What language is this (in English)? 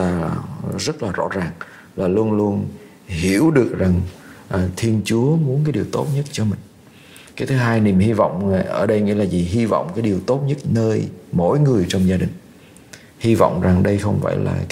Vietnamese